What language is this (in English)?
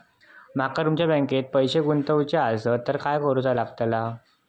Marathi